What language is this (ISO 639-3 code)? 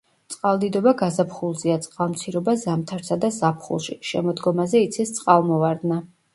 kat